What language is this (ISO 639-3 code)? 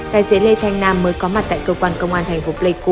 vie